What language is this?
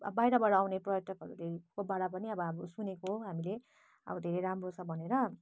Nepali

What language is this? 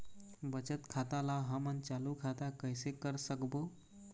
Chhattisgarhi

